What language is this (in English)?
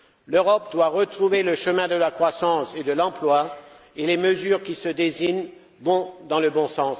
French